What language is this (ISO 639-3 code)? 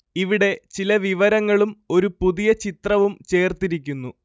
mal